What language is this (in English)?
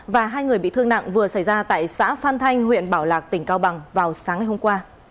Vietnamese